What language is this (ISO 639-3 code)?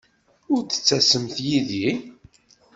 kab